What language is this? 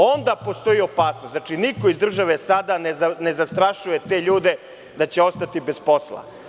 Serbian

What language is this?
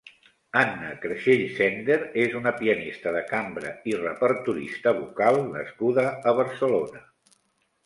Catalan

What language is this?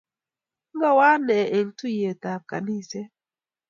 Kalenjin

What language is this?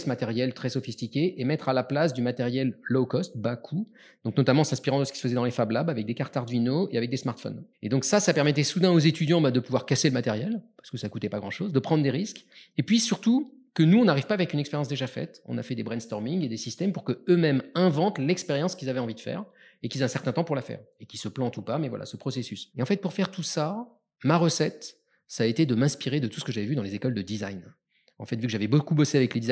French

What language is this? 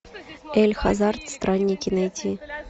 Russian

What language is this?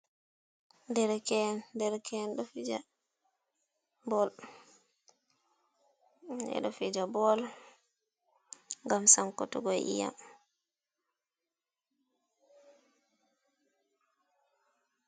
Fula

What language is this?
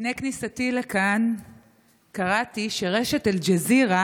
Hebrew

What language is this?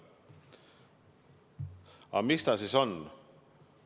Estonian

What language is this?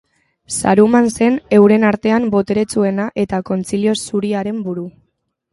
Basque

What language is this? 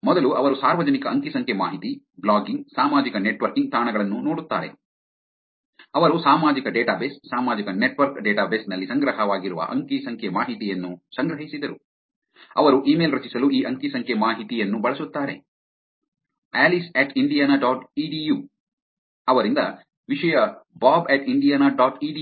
Kannada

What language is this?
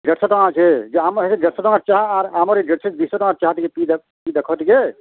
Odia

